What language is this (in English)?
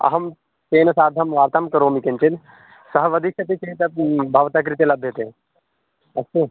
Sanskrit